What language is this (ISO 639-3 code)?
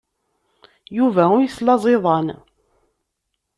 kab